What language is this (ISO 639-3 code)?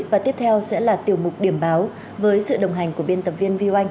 vie